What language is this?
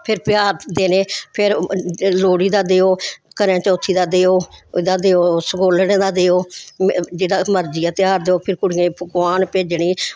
Dogri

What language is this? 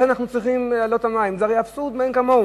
Hebrew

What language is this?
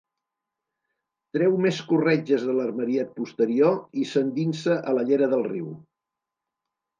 Catalan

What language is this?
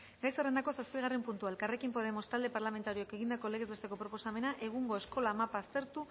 Basque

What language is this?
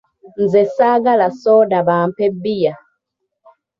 Ganda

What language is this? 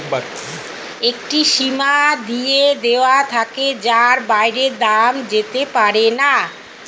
Bangla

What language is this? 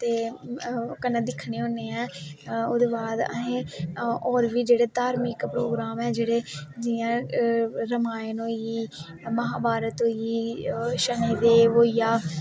Dogri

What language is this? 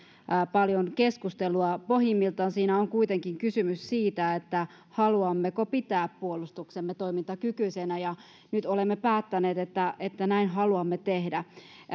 Finnish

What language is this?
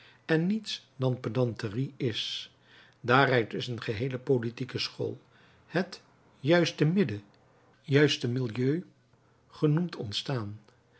Dutch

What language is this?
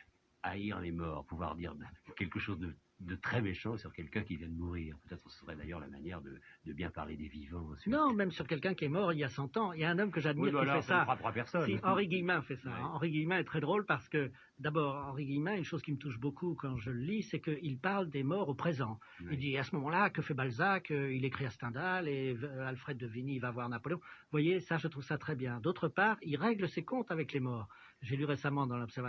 French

